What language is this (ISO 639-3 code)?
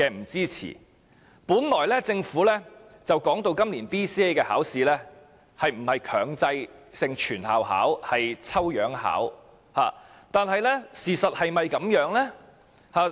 yue